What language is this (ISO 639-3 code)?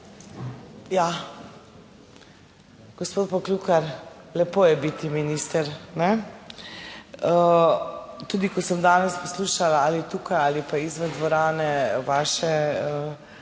slv